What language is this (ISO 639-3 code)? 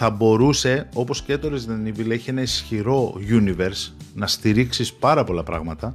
ell